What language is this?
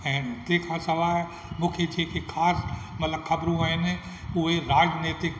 Sindhi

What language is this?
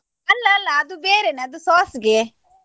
Kannada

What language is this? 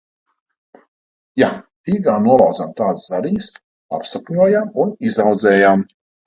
Latvian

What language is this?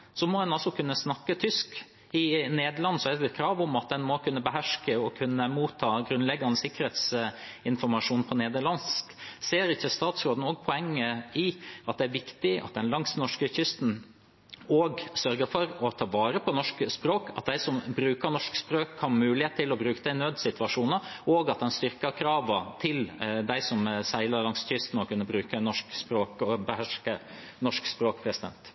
Norwegian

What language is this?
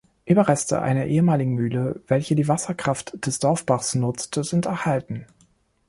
German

